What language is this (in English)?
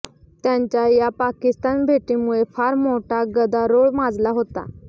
Marathi